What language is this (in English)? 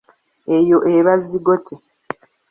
Ganda